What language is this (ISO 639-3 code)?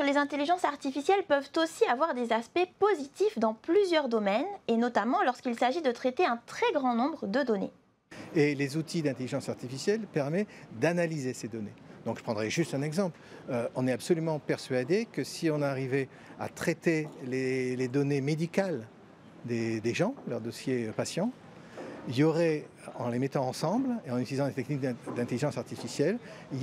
fra